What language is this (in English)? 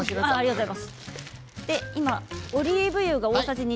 Japanese